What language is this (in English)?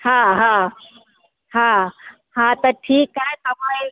Sindhi